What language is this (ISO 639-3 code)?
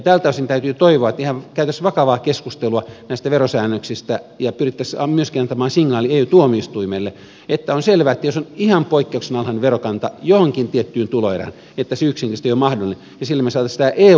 fin